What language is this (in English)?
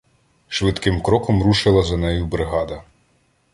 Ukrainian